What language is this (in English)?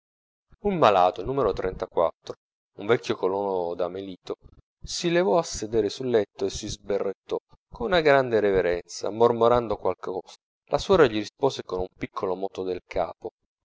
Italian